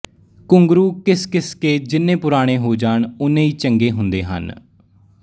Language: Punjabi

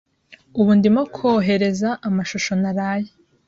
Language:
Kinyarwanda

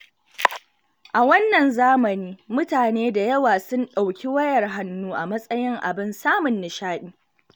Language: Hausa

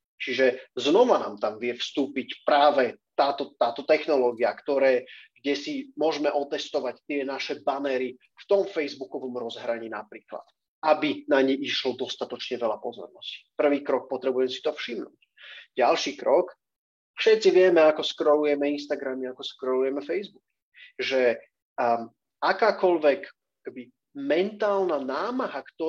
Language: Slovak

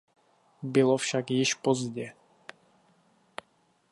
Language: Czech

